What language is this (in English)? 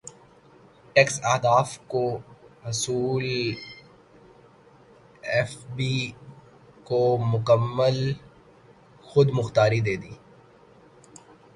Urdu